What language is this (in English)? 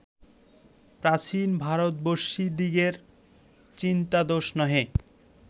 Bangla